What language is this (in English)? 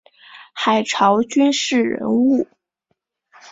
Chinese